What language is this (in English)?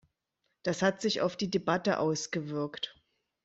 German